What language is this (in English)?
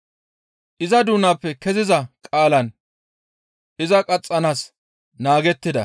Gamo